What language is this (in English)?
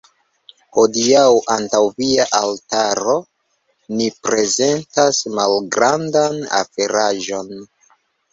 Esperanto